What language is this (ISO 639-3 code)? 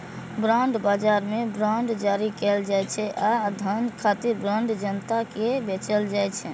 mai